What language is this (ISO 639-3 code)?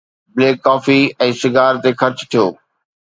snd